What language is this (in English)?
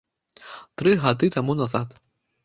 Belarusian